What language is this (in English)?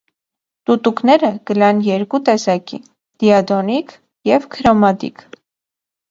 Armenian